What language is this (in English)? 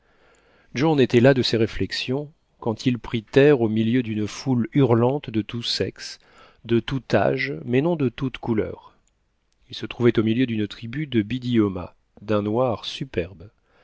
French